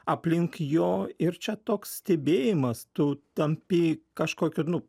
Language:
Lithuanian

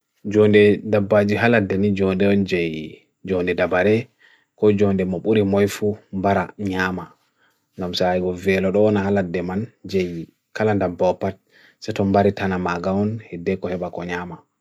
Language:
Bagirmi Fulfulde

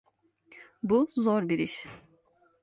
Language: Turkish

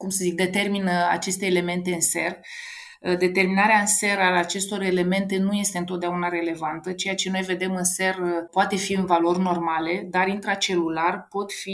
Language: Romanian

